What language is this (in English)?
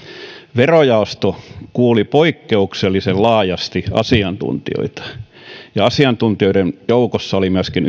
Finnish